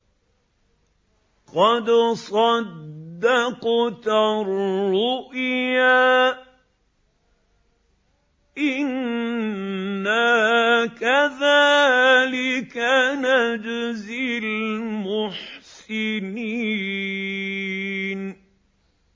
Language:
Arabic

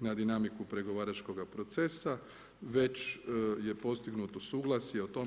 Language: Croatian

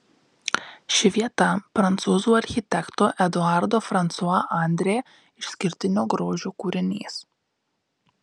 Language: Lithuanian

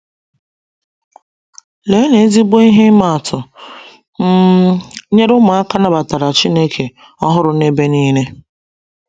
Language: Igbo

